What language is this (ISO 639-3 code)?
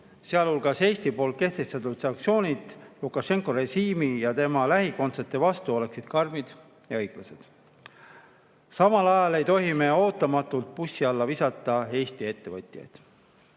est